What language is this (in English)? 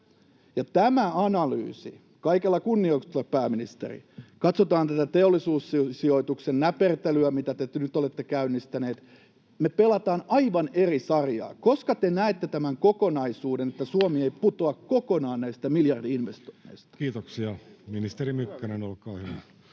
Finnish